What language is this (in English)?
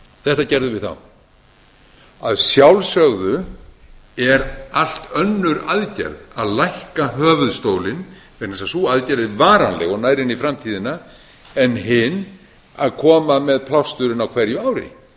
Icelandic